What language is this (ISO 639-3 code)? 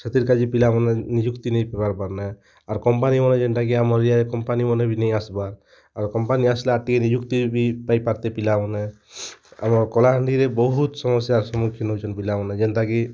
ori